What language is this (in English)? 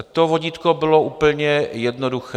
Czech